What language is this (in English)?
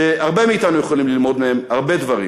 Hebrew